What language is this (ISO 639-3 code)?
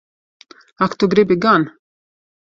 lav